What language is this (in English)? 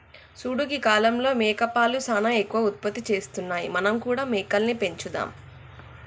Telugu